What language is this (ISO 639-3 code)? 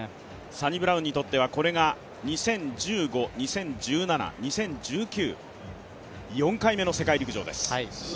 jpn